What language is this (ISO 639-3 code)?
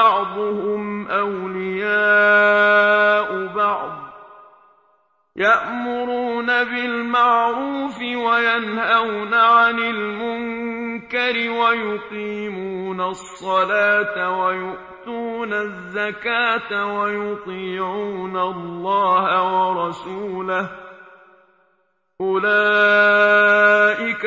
ara